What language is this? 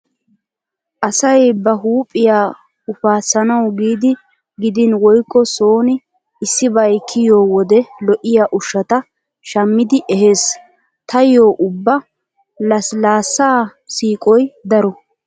Wolaytta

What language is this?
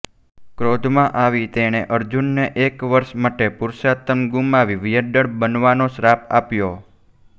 Gujarati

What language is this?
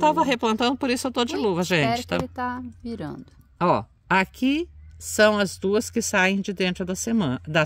Portuguese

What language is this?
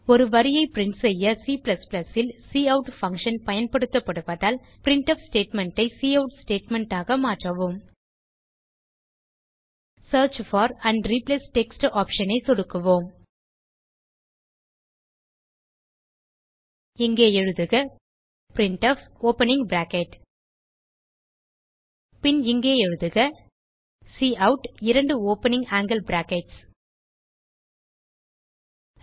Tamil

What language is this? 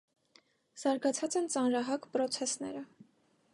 Armenian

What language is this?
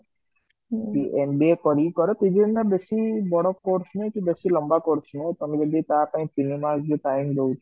Odia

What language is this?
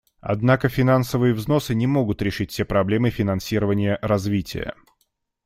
Russian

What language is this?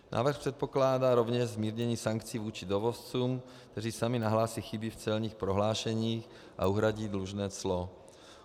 Czech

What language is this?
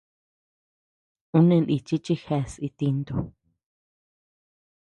Tepeuxila Cuicatec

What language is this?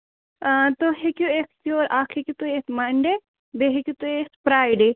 Kashmiri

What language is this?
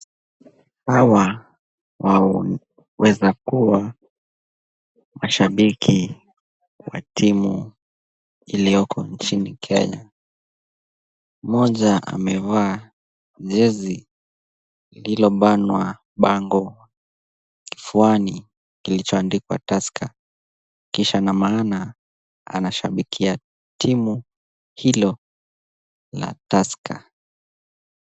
Swahili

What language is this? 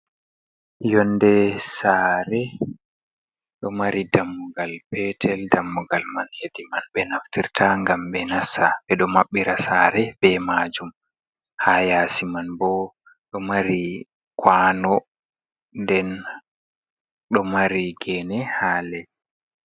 Fula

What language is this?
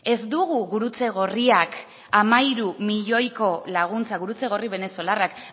Basque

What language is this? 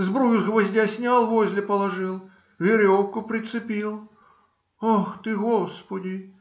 Russian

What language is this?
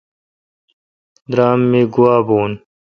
Kalkoti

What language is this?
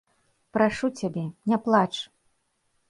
Belarusian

